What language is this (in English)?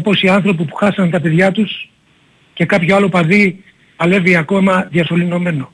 Greek